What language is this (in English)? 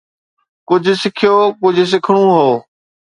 Sindhi